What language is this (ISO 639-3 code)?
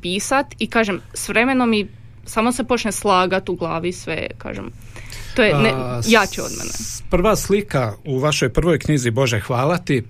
hrv